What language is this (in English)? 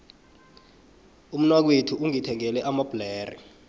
South Ndebele